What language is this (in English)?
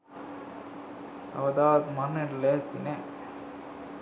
Sinhala